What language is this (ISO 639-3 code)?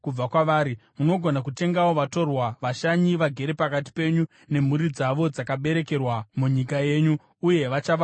sna